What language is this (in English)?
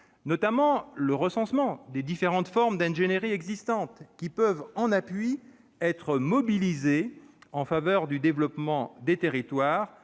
French